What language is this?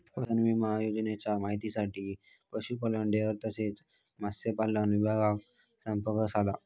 Marathi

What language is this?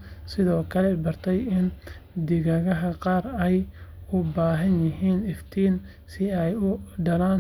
Somali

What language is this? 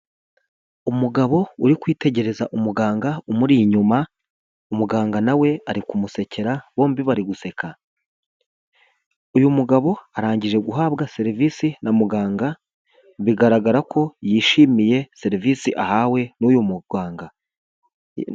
Kinyarwanda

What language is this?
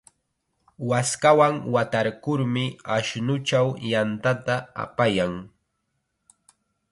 Chiquián Ancash Quechua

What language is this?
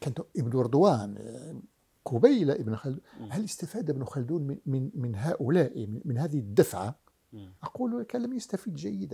Arabic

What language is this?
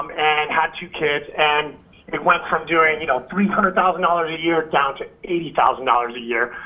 English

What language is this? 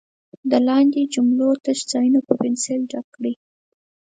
Pashto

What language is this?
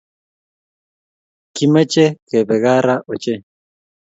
Kalenjin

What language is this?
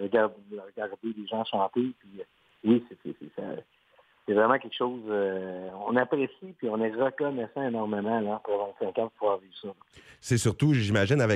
French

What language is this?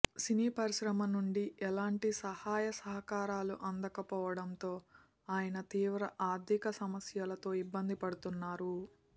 Telugu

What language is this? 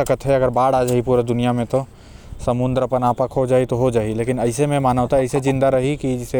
Korwa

